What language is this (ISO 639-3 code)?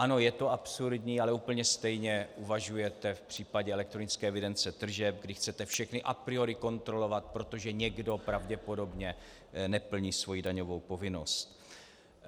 ces